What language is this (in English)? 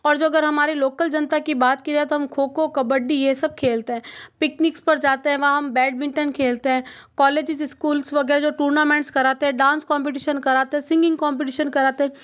Hindi